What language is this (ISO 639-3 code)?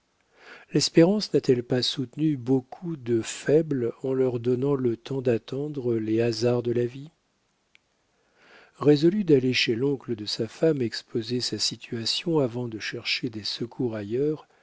fra